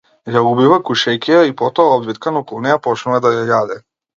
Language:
Macedonian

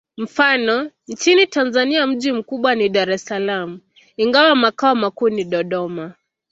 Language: Swahili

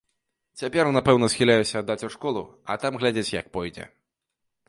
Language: Belarusian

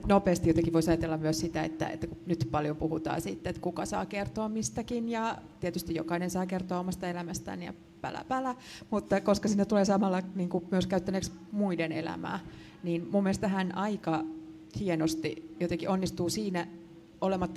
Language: Finnish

